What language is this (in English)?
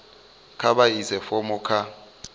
Venda